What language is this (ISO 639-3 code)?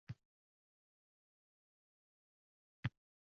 uzb